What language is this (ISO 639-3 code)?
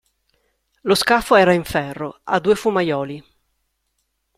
ita